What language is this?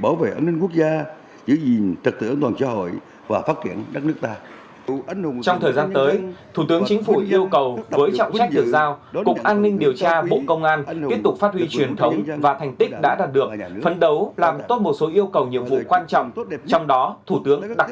Vietnamese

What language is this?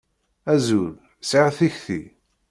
Kabyle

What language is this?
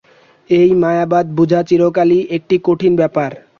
Bangla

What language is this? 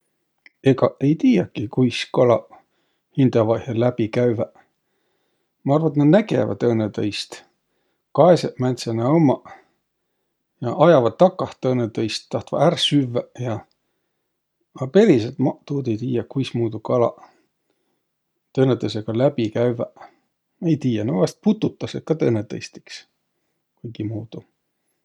Võro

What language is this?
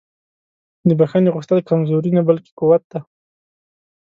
Pashto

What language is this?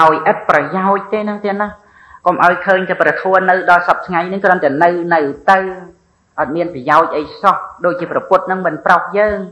Thai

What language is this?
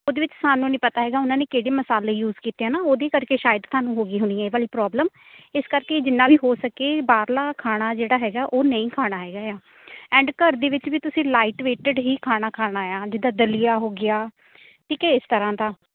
Punjabi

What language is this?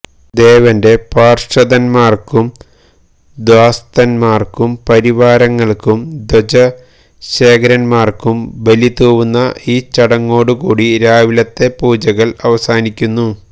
Malayalam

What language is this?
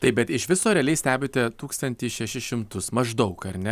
Lithuanian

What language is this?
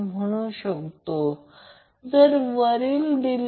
Marathi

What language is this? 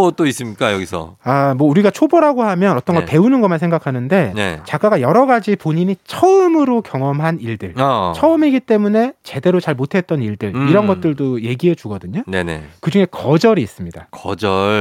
Korean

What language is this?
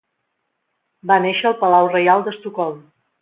Catalan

